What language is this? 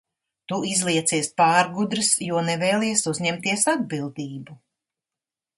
Latvian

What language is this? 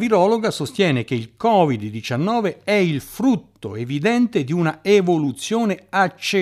Italian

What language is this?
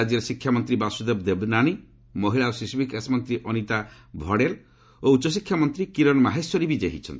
Odia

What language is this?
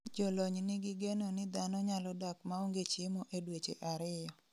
Luo (Kenya and Tanzania)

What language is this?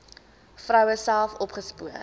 Afrikaans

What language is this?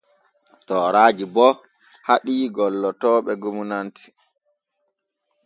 Borgu Fulfulde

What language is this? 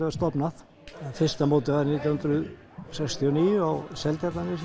Icelandic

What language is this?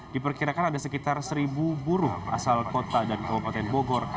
Indonesian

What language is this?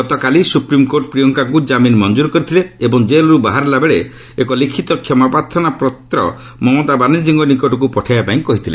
Odia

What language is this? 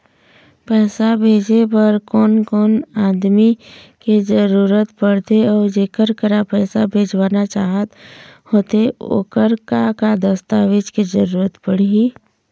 Chhattisgarhi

